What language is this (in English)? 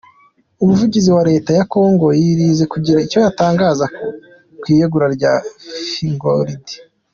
Kinyarwanda